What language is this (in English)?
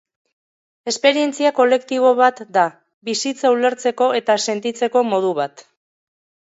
Basque